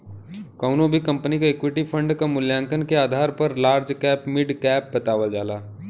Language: Bhojpuri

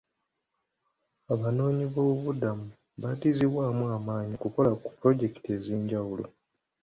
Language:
Ganda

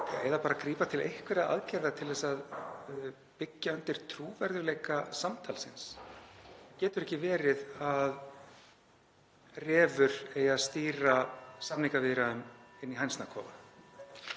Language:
Icelandic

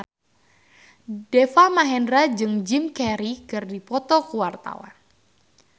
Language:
Sundanese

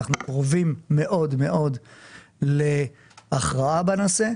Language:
Hebrew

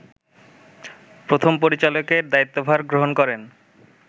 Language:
Bangla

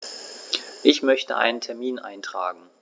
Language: German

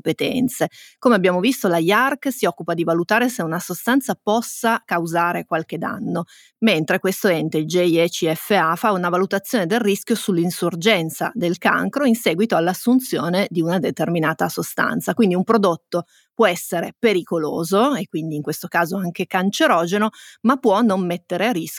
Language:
Italian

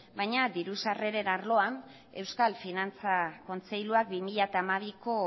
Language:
Basque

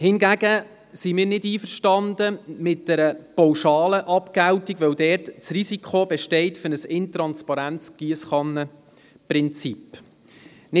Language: Swiss German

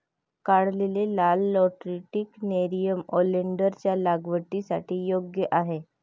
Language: Marathi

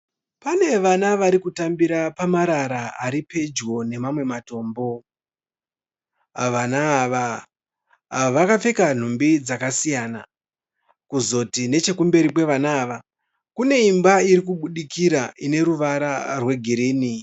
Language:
Shona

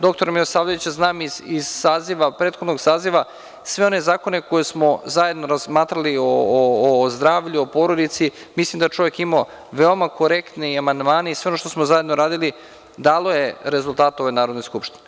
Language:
Serbian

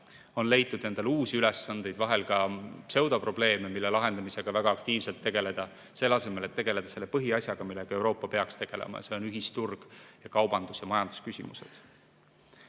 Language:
Estonian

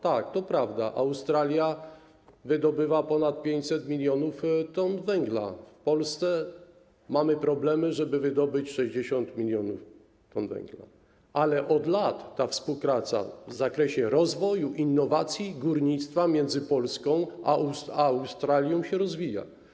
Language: Polish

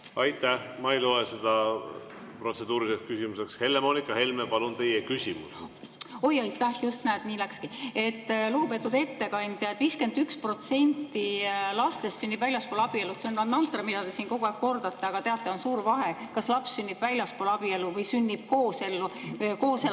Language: Estonian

